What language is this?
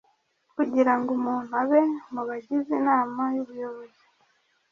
Kinyarwanda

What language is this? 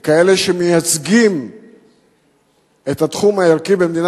Hebrew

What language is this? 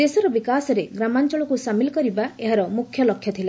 Odia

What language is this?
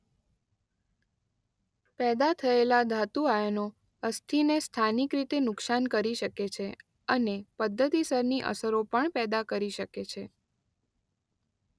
Gujarati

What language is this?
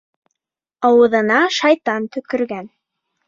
Bashkir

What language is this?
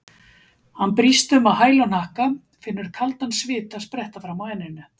Icelandic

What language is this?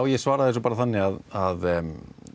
Icelandic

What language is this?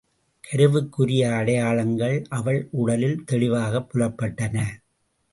Tamil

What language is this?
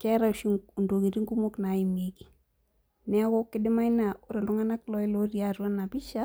Masai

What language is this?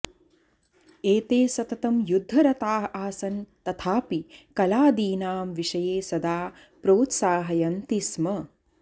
Sanskrit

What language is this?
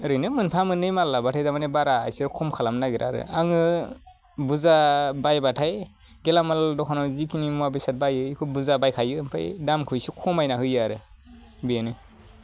Bodo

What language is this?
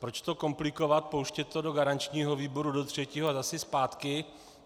Czech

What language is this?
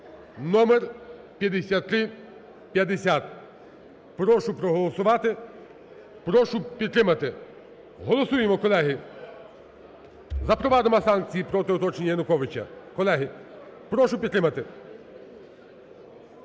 Ukrainian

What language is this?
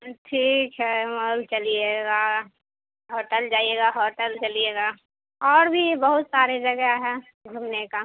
Urdu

